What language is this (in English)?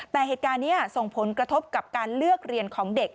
Thai